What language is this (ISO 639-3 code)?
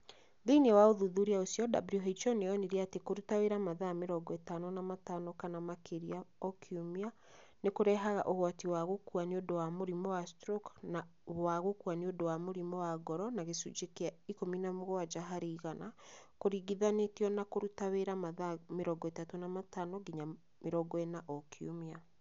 kik